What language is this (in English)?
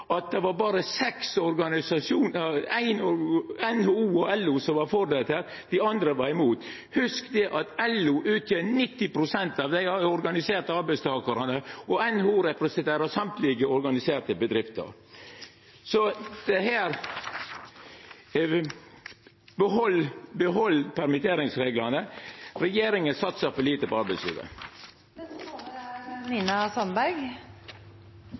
Norwegian Nynorsk